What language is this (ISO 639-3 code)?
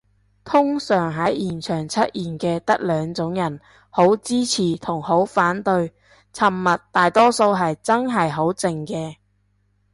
yue